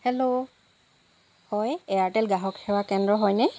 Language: Assamese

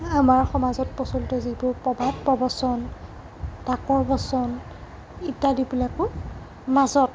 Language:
Assamese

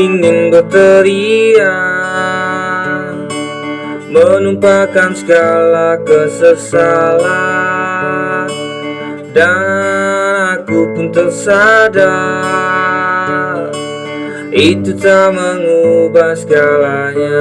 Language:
Indonesian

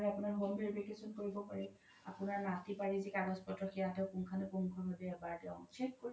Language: Assamese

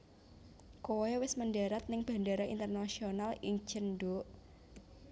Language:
Javanese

